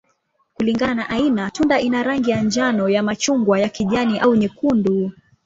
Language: Swahili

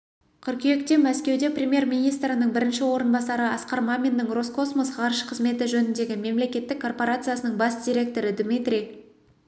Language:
Kazakh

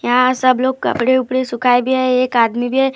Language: Hindi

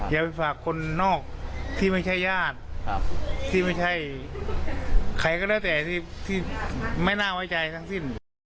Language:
Thai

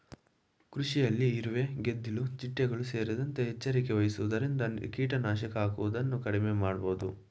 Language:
Kannada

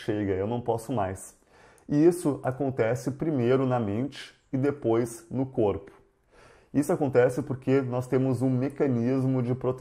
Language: Portuguese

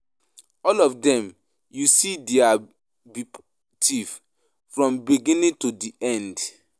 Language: Nigerian Pidgin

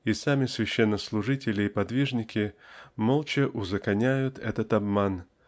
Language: Russian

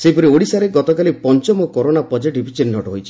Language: Odia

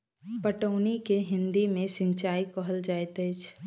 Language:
Maithili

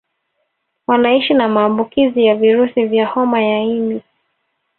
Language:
Swahili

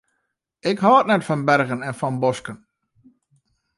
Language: Western Frisian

